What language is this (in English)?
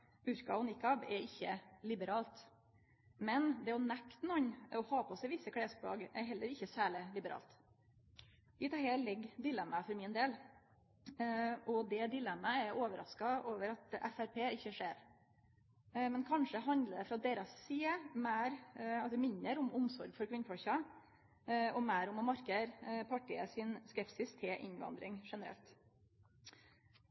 Norwegian Nynorsk